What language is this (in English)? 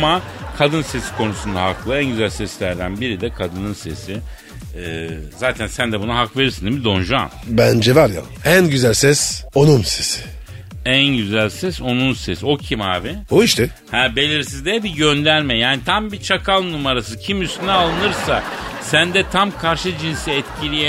Turkish